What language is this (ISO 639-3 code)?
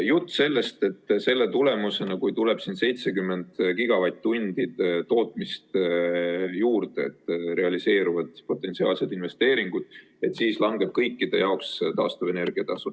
est